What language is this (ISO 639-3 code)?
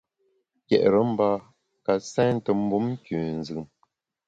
bax